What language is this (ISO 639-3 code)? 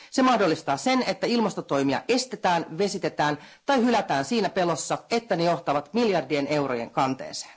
fin